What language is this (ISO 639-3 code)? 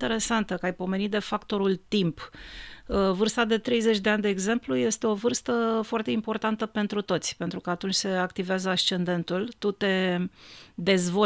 ron